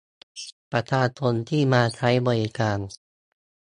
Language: Thai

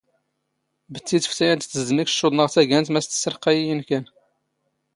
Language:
Standard Moroccan Tamazight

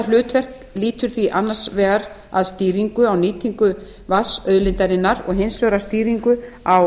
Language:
Icelandic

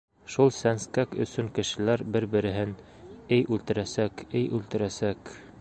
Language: Bashkir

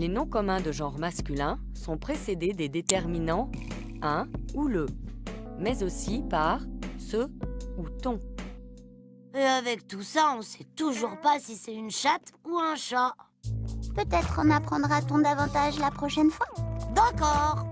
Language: French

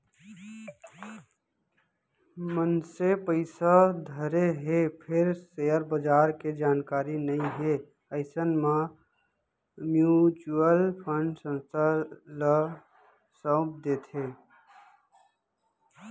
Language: Chhattisgarhi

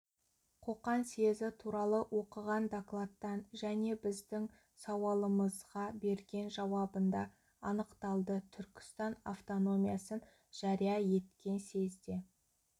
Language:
Kazakh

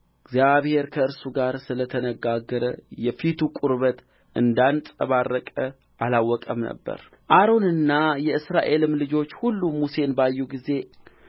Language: Amharic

